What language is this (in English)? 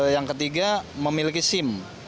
Indonesian